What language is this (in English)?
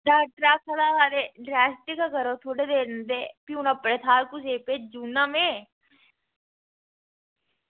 Dogri